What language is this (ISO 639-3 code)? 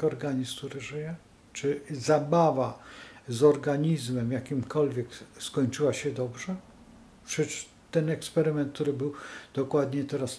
pol